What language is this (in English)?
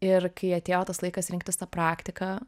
Lithuanian